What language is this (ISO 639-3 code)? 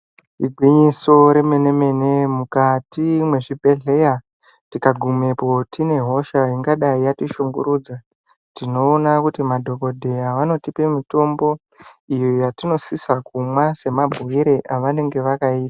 ndc